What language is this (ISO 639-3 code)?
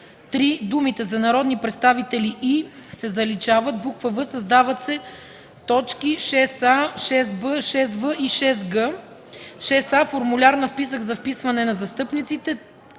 bul